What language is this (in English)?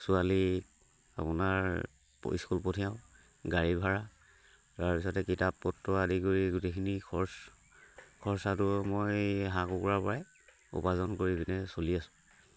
Assamese